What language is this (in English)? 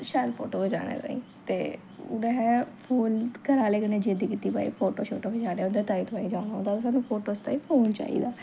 Dogri